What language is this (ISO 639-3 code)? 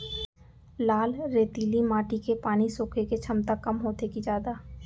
hne